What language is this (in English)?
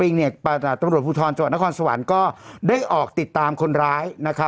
Thai